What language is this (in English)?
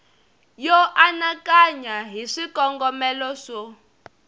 Tsonga